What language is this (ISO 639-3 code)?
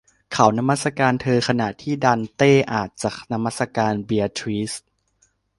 tha